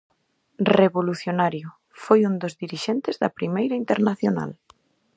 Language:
Galician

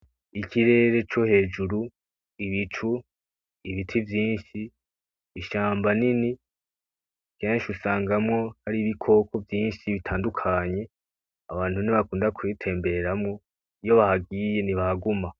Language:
Rundi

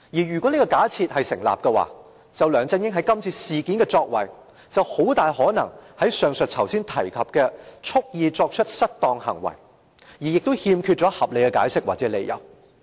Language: Cantonese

